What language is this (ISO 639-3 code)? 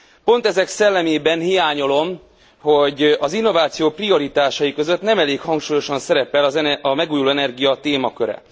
hun